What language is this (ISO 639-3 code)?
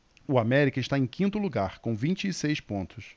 por